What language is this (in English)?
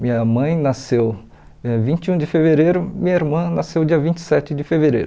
Portuguese